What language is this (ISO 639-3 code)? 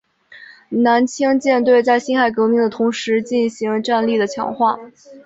zho